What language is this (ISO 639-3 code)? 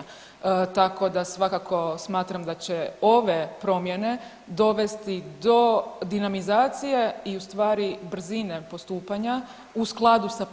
hrv